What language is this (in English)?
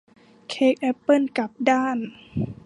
Thai